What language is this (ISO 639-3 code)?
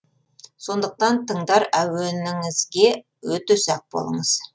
kaz